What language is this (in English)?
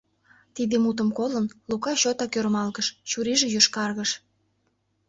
Mari